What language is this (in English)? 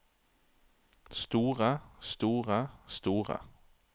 Norwegian